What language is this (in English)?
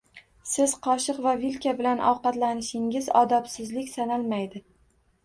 Uzbek